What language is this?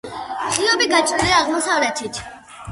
Georgian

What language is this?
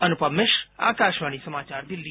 Hindi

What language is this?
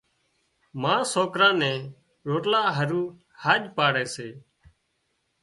Wadiyara Koli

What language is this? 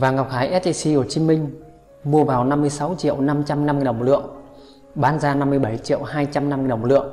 Vietnamese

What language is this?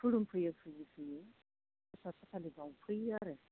Bodo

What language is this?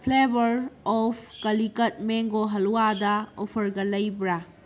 Manipuri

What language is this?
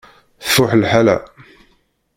Kabyle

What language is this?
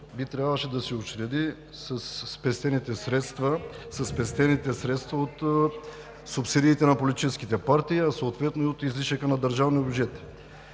Bulgarian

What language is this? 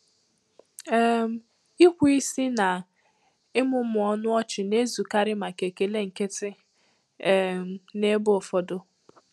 Igbo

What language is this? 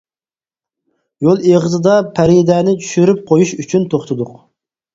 Uyghur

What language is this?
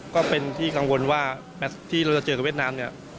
Thai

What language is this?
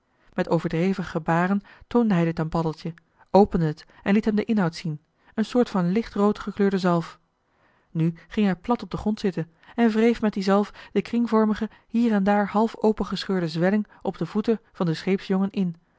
Dutch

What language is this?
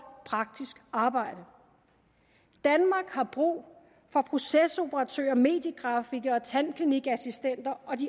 Danish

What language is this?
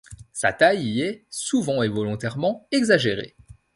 French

